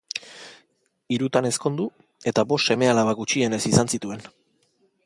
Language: Basque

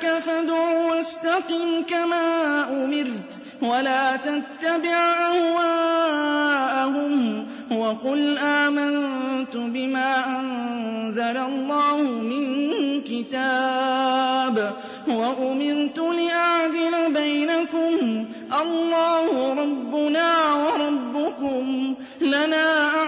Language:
Arabic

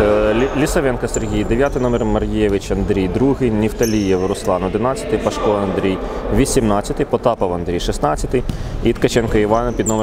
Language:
Ukrainian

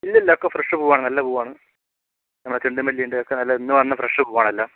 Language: Malayalam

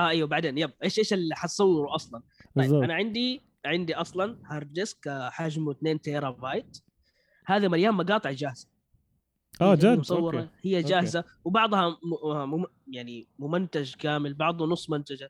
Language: Arabic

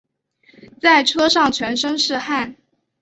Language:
Chinese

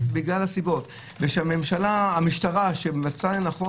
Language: Hebrew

